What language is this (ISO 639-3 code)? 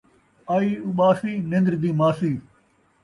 skr